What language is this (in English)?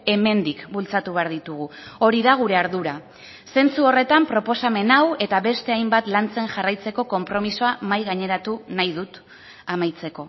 Basque